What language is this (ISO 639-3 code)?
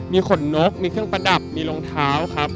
tha